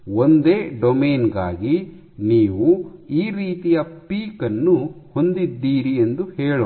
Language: Kannada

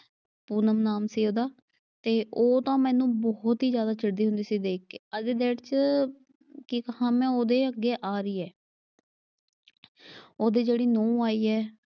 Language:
Punjabi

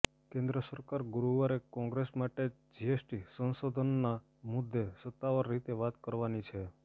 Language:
Gujarati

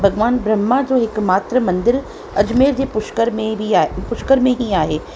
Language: Sindhi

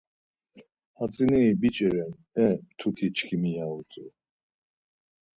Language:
Laz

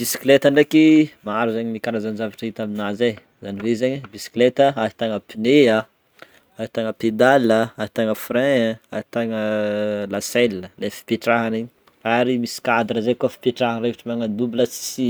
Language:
Northern Betsimisaraka Malagasy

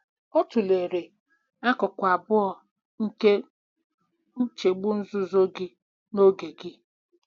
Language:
Igbo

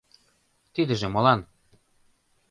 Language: Mari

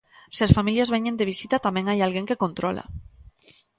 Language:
Galician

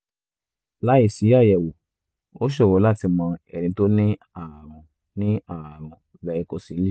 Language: Yoruba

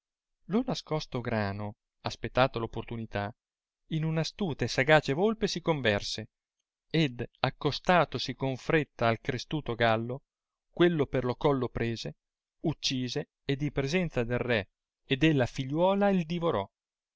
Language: Italian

